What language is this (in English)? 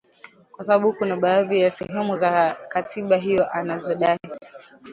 Swahili